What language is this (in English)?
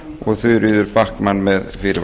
Icelandic